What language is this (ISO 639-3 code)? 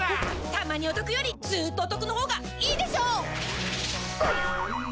jpn